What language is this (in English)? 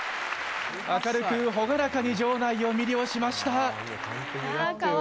Japanese